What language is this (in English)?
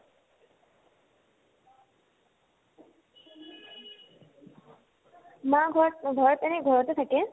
Assamese